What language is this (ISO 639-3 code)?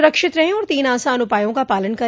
hin